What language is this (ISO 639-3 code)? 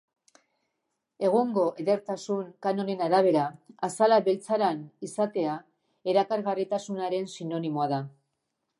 eus